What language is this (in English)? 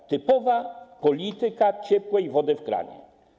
Polish